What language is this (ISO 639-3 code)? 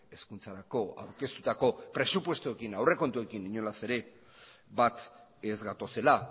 eus